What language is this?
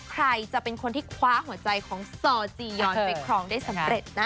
Thai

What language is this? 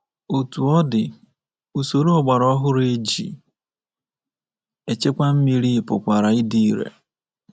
Igbo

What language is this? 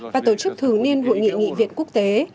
Vietnamese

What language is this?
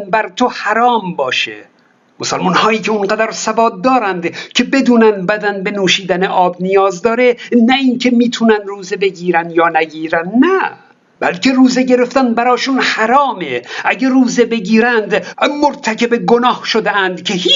Persian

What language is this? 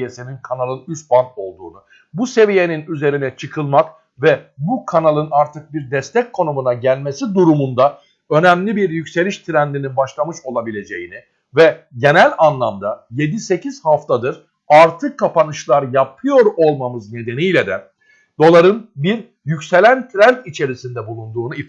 Turkish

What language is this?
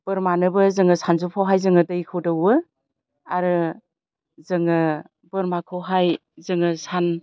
Bodo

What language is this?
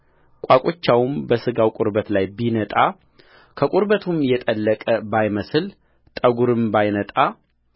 Amharic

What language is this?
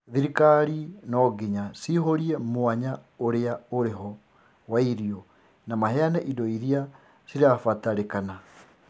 Kikuyu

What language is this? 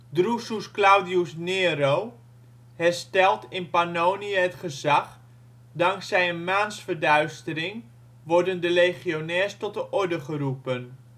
Dutch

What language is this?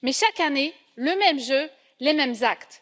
French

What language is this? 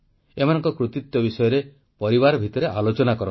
Odia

